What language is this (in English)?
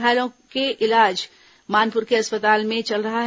Hindi